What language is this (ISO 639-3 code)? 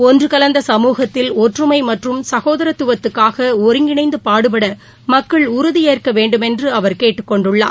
tam